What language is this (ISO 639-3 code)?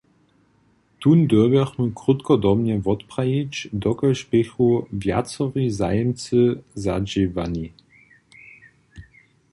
hsb